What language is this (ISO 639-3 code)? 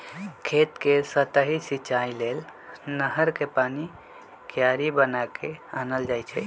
mag